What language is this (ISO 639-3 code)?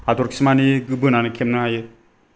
brx